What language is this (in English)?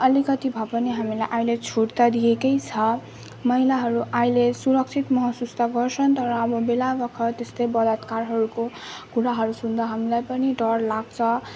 Nepali